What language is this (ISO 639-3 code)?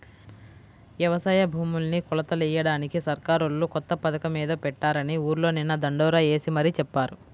tel